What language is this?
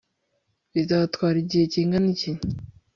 Kinyarwanda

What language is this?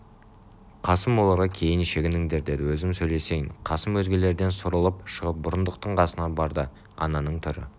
Kazakh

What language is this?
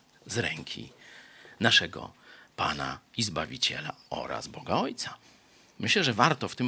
Polish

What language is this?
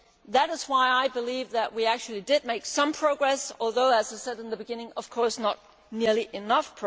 English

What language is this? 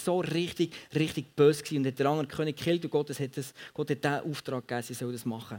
German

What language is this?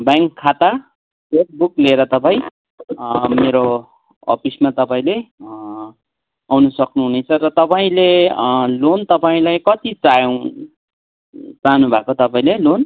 Nepali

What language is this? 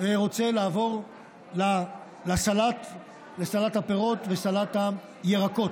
Hebrew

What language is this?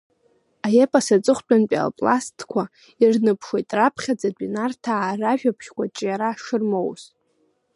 Abkhazian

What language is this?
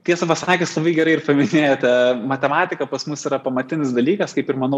Lithuanian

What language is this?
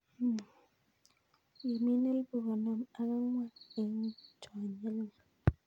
Kalenjin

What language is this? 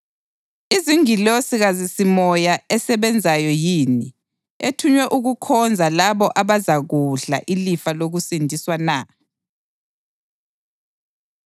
North Ndebele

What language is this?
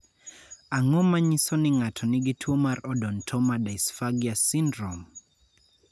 Luo (Kenya and Tanzania)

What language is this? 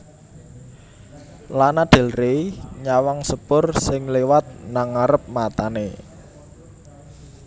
Javanese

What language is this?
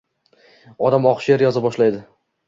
Uzbek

